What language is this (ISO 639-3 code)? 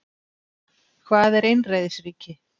isl